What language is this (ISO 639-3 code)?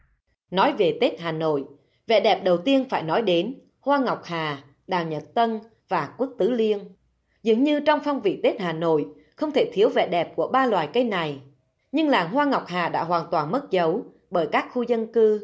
vie